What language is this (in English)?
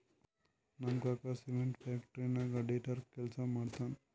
Kannada